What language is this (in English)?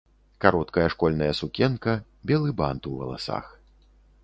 Belarusian